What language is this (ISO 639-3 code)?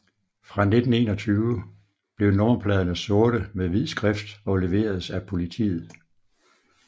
dan